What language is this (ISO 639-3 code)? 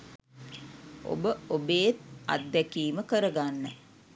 sin